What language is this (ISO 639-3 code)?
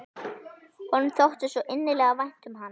isl